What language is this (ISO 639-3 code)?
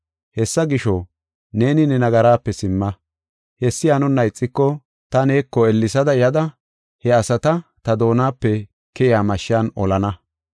gof